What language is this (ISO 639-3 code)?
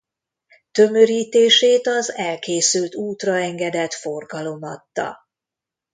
hun